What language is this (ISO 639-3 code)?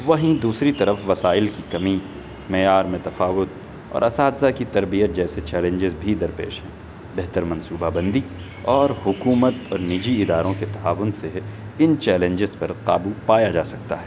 urd